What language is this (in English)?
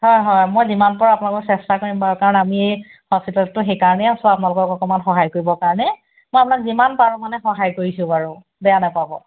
Assamese